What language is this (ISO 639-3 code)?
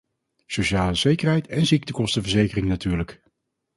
nld